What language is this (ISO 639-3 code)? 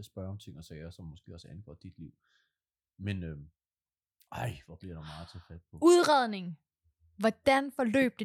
dan